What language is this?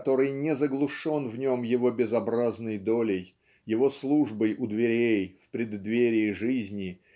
Russian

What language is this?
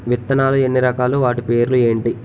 Telugu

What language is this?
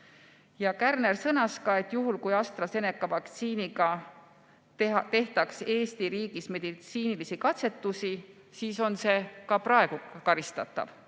Estonian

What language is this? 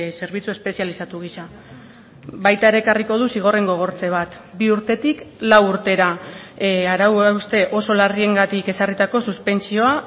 Basque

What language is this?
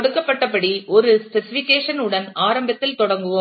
Tamil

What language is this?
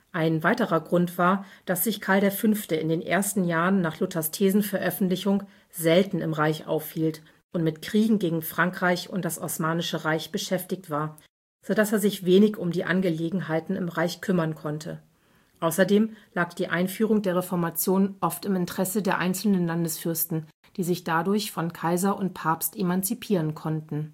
German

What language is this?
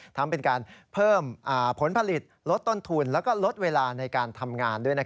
Thai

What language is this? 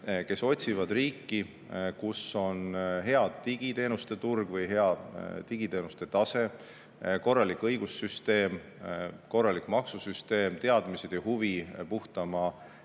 Estonian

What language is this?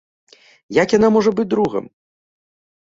Belarusian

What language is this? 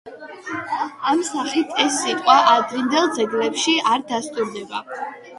Georgian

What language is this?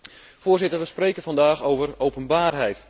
Dutch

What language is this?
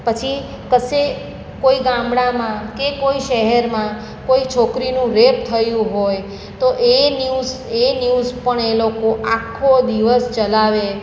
Gujarati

